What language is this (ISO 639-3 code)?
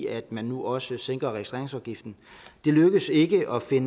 dan